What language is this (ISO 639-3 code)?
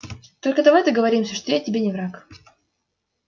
rus